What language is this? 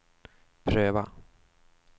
Swedish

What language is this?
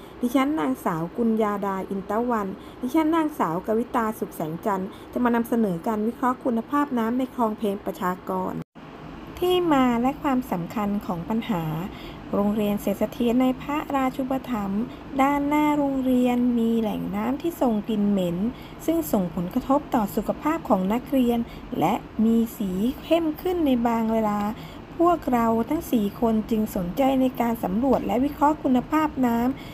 Thai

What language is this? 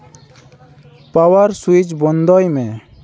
Santali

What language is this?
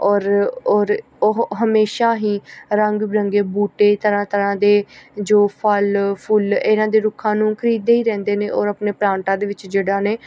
Punjabi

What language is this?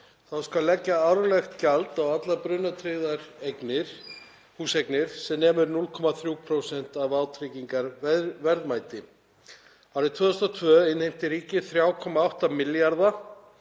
Icelandic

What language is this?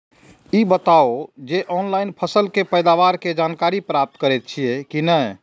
Maithili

